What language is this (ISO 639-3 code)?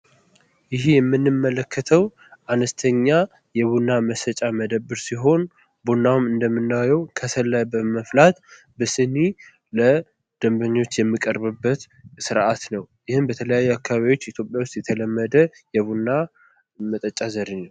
amh